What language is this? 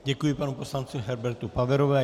Czech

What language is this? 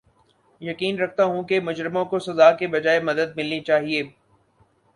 Urdu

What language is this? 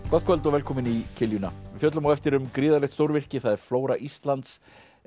Icelandic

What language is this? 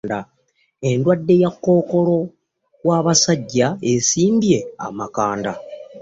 Ganda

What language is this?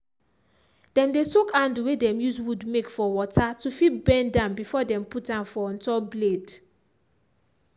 Nigerian Pidgin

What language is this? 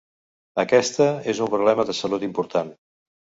Catalan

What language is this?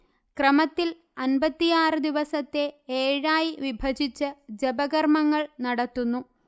Malayalam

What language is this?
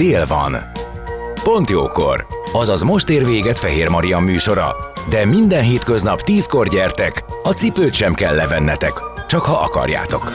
Hungarian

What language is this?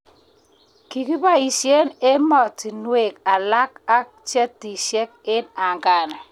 Kalenjin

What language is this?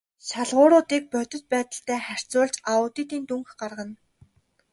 Mongolian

